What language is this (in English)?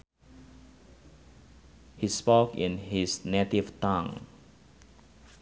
Sundanese